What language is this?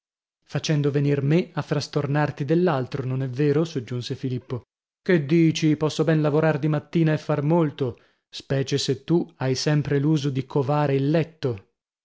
Italian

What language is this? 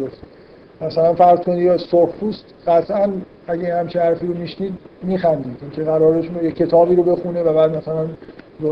Persian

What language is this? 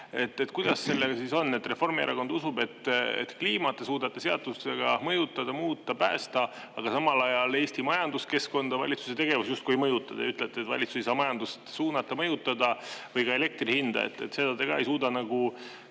Estonian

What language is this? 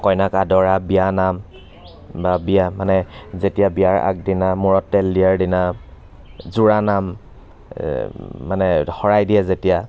Assamese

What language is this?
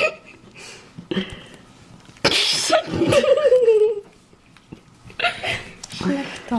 Czech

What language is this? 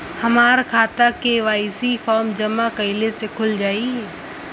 Bhojpuri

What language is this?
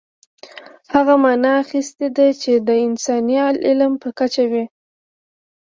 Pashto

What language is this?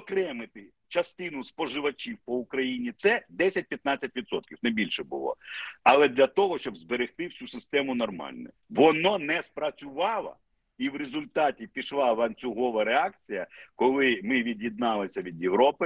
Ukrainian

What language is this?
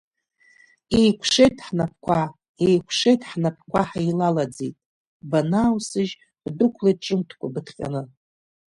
Abkhazian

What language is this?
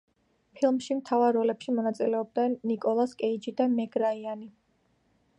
Georgian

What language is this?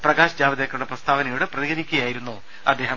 Malayalam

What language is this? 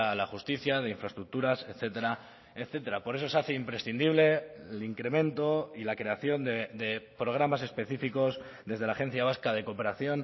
Spanish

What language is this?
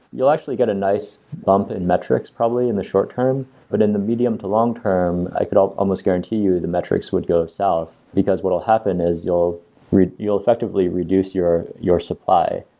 English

